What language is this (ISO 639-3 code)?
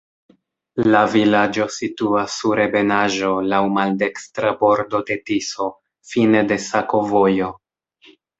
epo